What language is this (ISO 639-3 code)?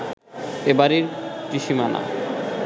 ben